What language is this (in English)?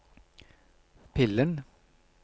Norwegian